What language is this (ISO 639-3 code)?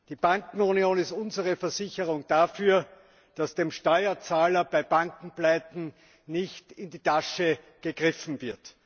deu